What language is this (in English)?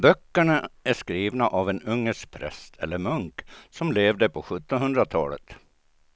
Swedish